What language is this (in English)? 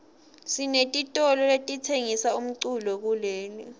Swati